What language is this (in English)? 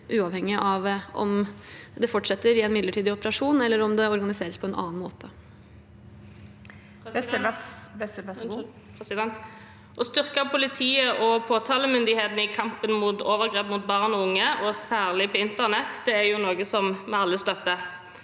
Norwegian